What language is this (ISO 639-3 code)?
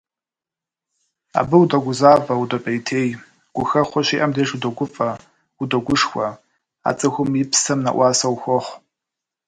kbd